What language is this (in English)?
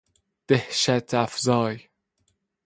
Persian